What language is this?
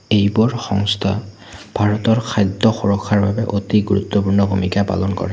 Assamese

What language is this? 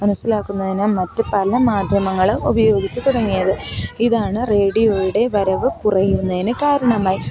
Malayalam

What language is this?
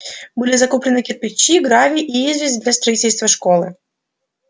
Russian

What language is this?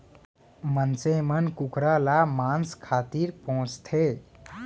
Chhattisgarhi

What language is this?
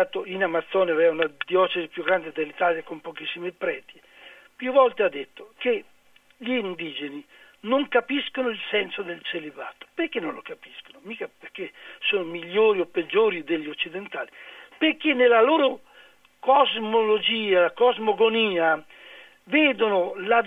Italian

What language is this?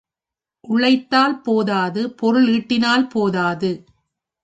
Tamil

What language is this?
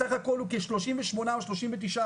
Hebrew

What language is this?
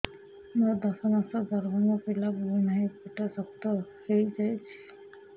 Odia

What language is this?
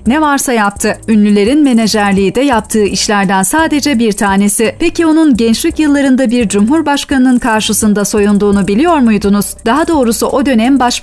Turkish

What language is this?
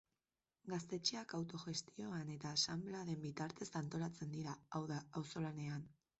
Basque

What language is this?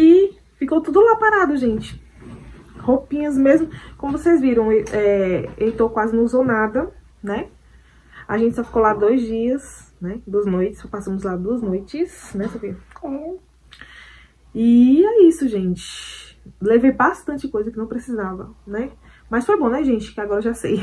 Portuguese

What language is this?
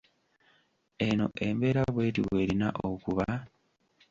Ganda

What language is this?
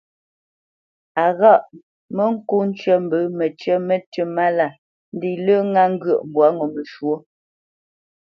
Bamenyam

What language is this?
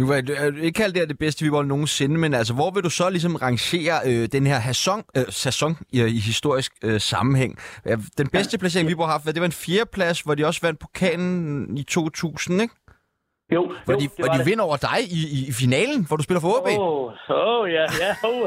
Danish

